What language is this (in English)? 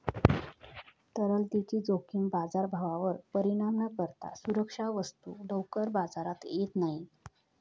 Marathi